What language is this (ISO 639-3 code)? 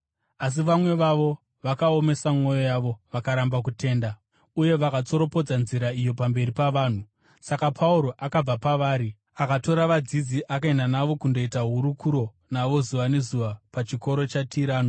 sna